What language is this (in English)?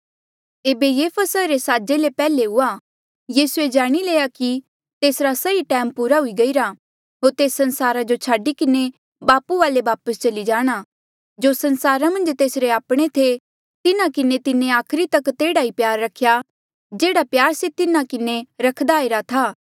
Mandeali